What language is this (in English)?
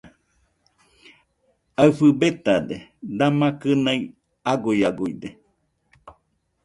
Nüpode Huitoto